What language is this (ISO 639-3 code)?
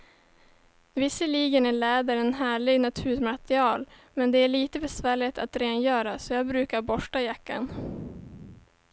swe